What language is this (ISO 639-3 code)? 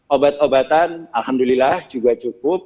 ind